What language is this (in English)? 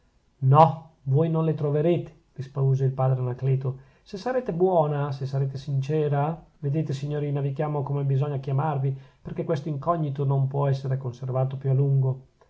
Italian